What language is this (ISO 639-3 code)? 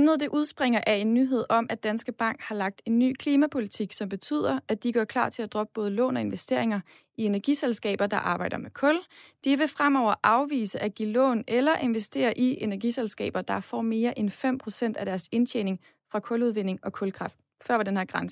dan